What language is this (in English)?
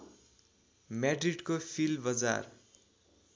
Nepali